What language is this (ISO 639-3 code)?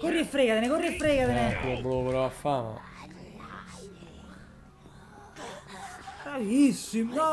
ita